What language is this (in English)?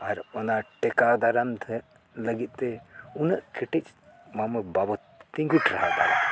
Santali